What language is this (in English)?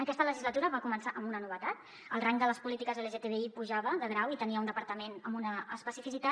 Catalan